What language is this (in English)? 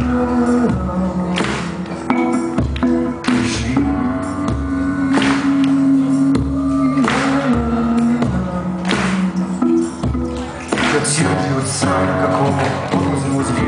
Polish